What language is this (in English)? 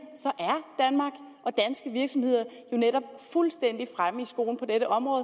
Danish